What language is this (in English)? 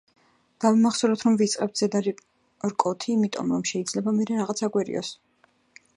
Georgian